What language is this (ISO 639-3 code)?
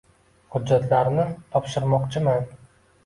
uzb